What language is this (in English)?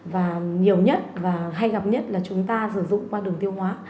Vietnamese